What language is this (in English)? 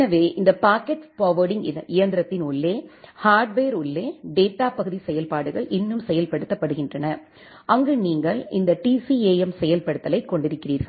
Tamil